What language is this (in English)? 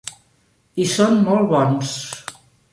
Catalan